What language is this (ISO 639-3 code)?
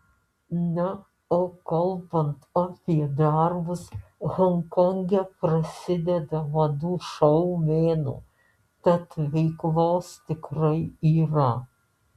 lit